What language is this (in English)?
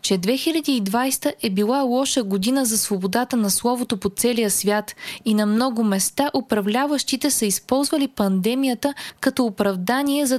Bulgarian